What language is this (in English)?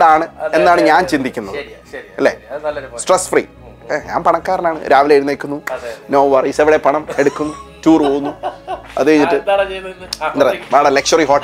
Malayalam